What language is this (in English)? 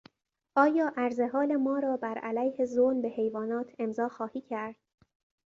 Persian